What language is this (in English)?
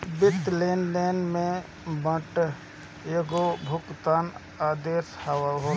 Bhojpuri